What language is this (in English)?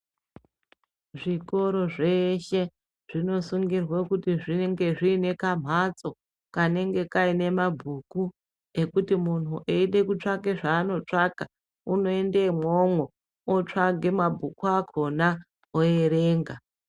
Ndau